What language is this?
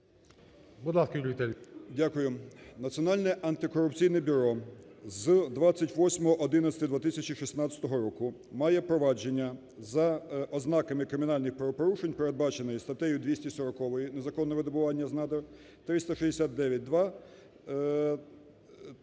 Ukrainian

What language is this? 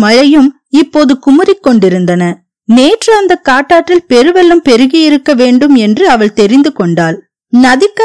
Tamil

